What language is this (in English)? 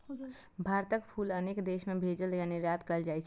Maithili